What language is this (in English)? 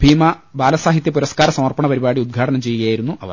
Malayalam